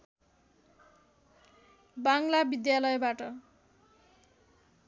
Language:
Nepali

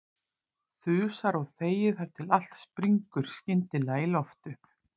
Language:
Icelandic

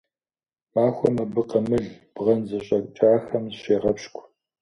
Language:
Kabardian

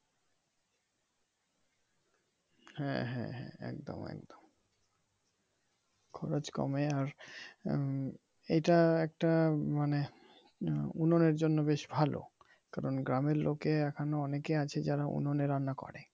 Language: Bangla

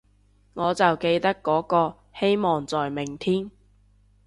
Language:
Cantonese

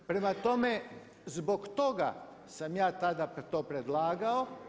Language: Croatian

